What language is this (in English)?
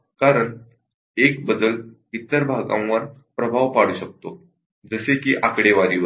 Marathi